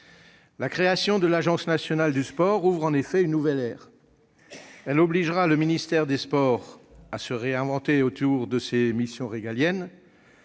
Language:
French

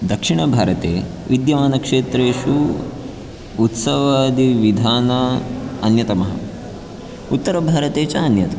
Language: Sanskrit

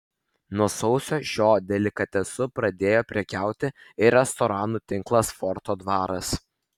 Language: Lithuanian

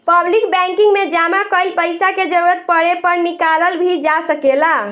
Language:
Bhojpuri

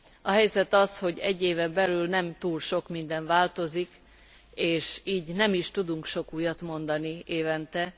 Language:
Hungarian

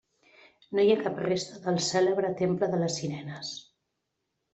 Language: Catalan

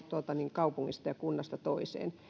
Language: Finnish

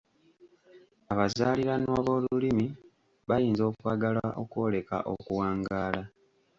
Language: Ganda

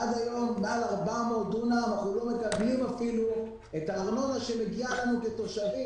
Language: Hebrew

